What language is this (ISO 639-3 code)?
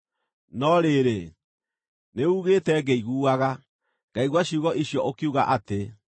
kik